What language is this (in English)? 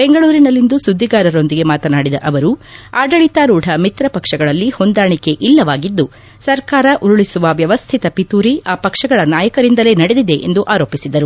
Kannada